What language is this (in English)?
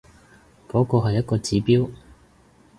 Cantonese